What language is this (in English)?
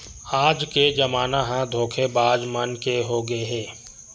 Chhattisgarhi